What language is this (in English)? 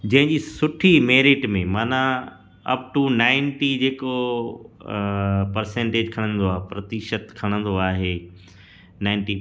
Sindhi